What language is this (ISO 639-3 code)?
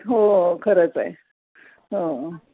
mar